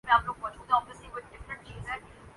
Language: Urdu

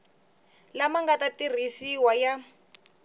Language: Tsonga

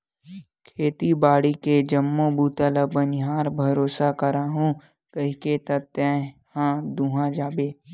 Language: Chhattisgarhi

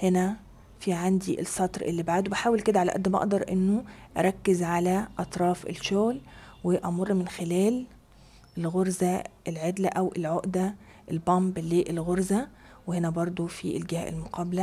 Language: Arabic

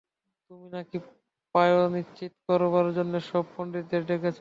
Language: Bangla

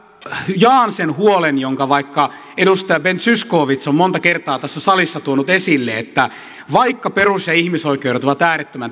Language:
Finnish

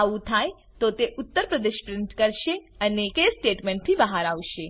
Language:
Gujarati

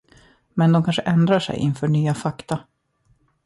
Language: Swedish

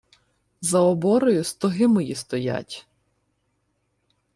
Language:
Ukrainian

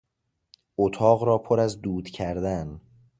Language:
Persian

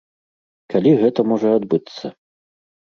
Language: Belarusian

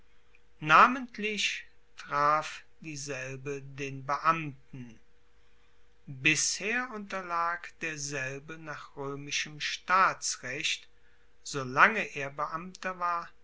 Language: German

